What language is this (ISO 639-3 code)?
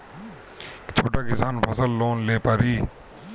bho